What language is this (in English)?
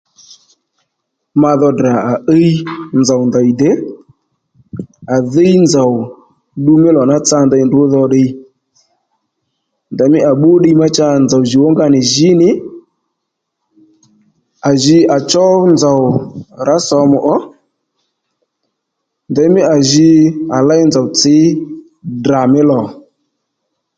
Lendu